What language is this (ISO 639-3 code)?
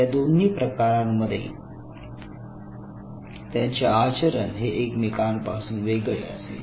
mar